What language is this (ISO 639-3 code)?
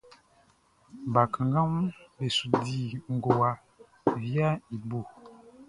bci